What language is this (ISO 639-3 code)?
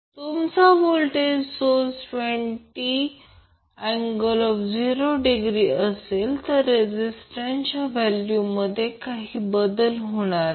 mar